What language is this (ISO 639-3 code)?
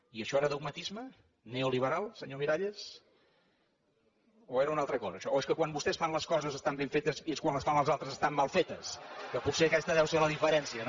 cat